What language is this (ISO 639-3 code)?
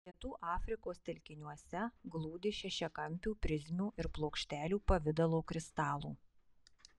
lit